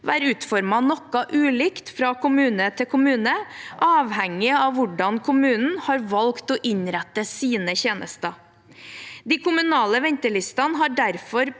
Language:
Norwegian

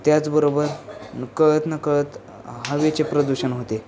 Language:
Marathi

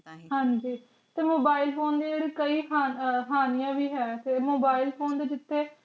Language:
Punjabi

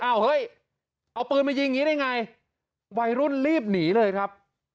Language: Thai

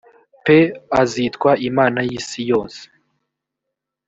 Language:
Kinyarwanda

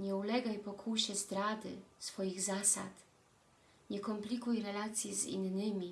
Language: Polish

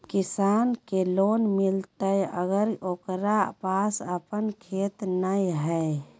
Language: Magahi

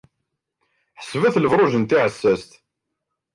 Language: Kabyle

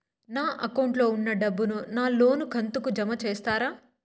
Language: Telugu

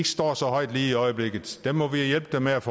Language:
Danish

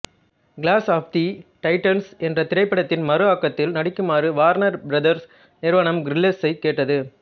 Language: Tamil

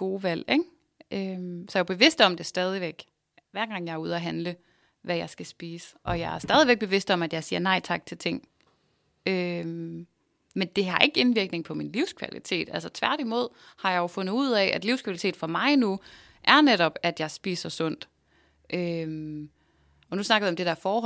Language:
Danish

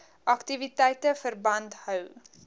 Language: Afrikaans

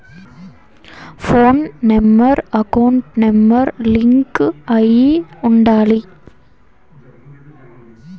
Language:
Telugu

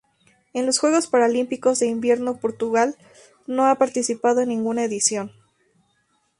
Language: Spanish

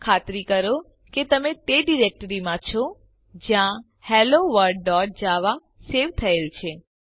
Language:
Gujarati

